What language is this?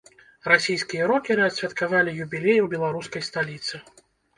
Belarusian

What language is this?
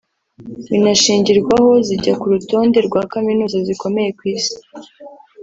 Kinyarwanda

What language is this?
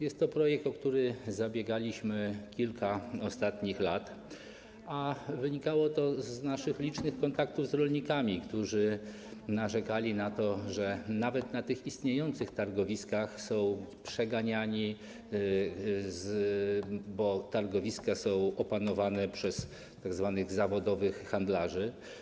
Polish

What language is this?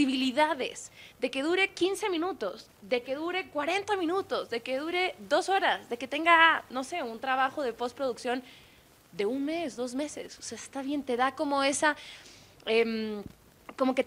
Spanish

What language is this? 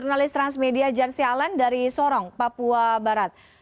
Indonesian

